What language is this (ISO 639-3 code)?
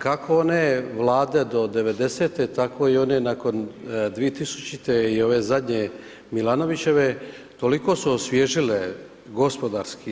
hrv